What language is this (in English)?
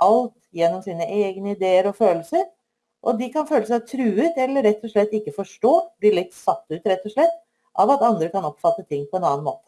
Norwegian